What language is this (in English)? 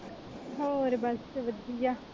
Punjabi